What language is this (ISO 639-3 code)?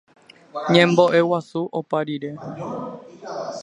grn